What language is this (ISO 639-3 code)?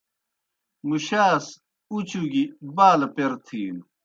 plk